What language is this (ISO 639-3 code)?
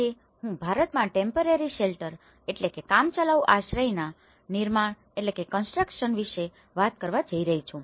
guj